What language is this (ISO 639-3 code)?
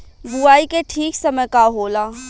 bho